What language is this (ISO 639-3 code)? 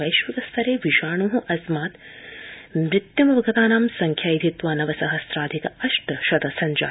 san